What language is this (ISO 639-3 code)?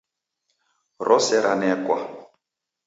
dav